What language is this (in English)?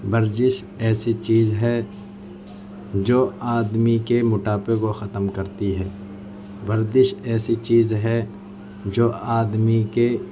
Urdu